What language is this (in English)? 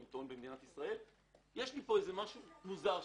Hebrew